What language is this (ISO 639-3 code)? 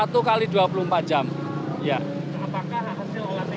ind